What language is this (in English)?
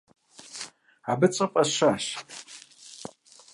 Kabardian